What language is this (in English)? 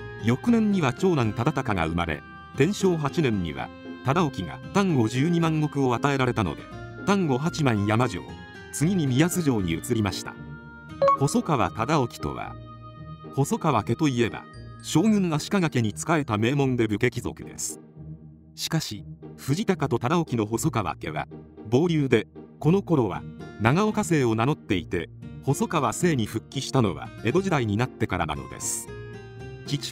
Japanese